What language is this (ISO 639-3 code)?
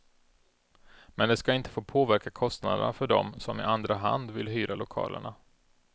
swe